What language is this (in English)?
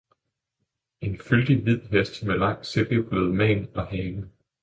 Danish